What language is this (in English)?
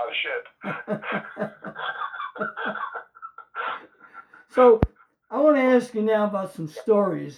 English